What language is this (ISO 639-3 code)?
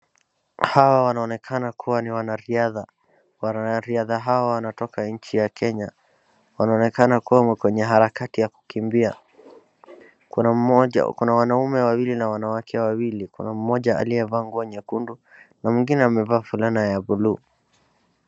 swa